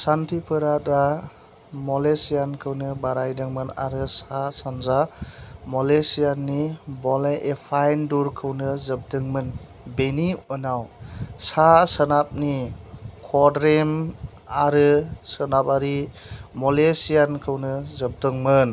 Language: Bodo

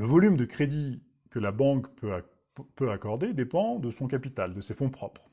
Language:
French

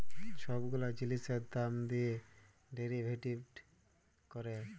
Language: Bangla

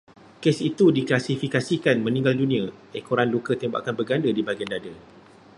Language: Malay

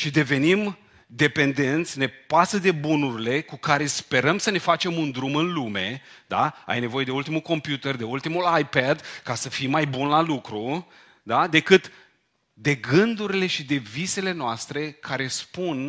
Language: Romanian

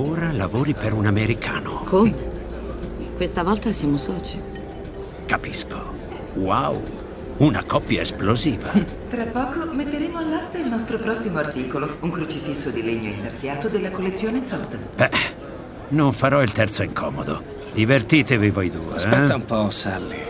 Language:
Italian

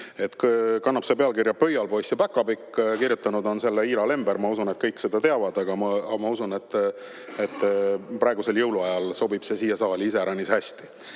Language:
Estonian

